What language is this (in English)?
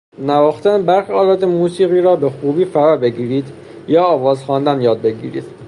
Persian